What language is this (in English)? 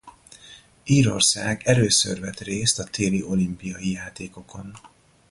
Hungarian